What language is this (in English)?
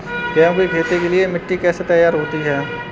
Hindi